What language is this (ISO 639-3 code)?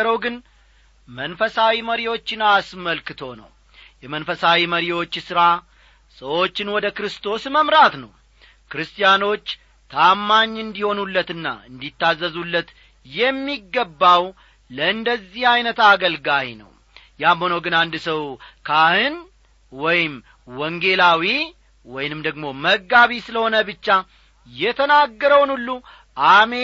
amh